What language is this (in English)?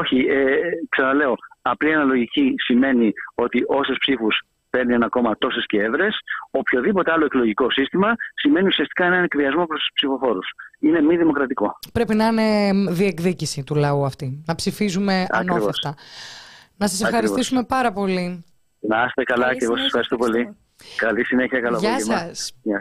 Greek